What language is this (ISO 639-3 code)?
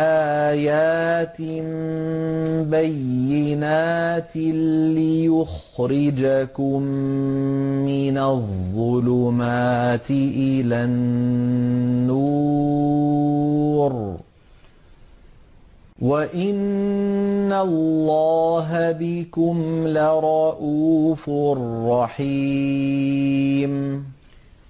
ara